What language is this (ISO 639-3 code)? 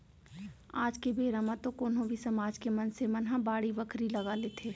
hne